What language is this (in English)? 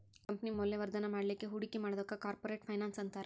Kannada